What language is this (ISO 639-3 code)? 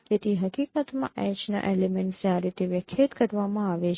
guj